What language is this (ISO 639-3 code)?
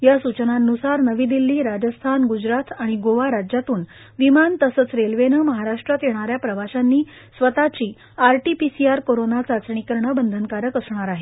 mar